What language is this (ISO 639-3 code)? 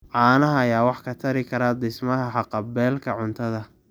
som